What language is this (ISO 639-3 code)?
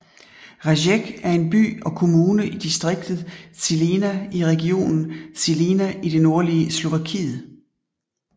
dan